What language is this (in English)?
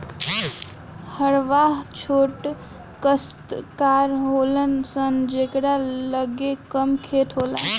Bhojpuri